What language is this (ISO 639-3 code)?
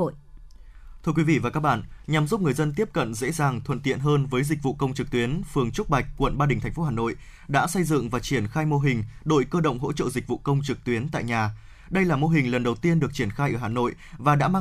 vie